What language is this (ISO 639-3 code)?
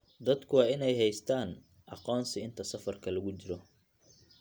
som